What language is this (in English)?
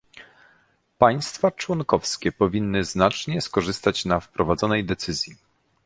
Polish